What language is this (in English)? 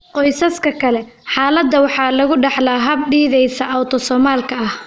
Somali